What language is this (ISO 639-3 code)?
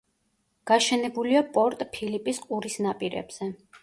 kat